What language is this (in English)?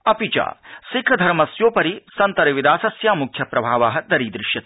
Sanskrit